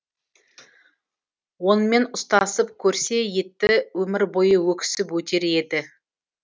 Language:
Kazakh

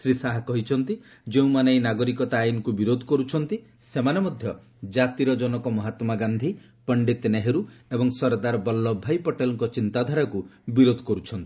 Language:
Odia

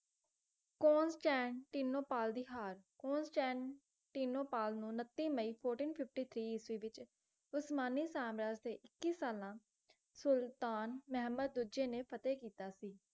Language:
Punjabi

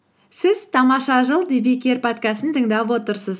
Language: Kazakh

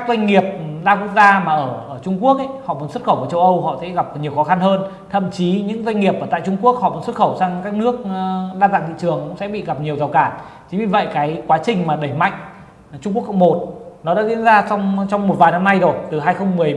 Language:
Vietnamese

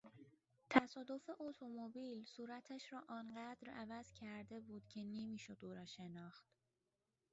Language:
Persian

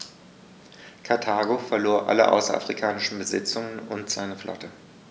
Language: German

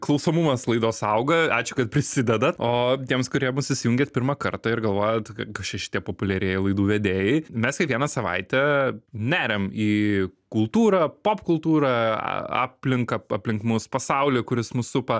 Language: Lithuanian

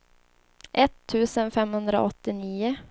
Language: Swedish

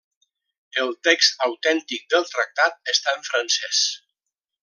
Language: Catalan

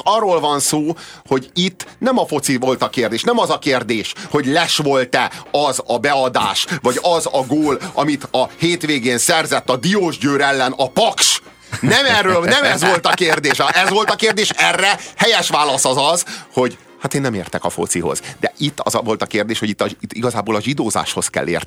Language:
Hungarian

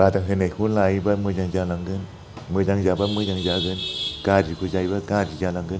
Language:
Bodo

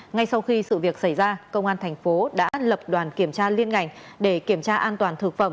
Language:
Vietnamese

